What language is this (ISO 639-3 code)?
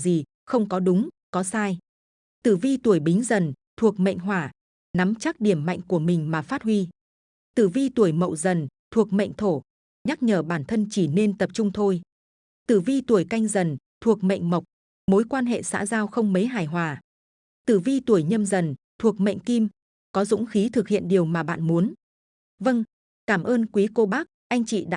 vie